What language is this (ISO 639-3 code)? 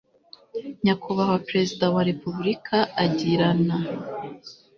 kin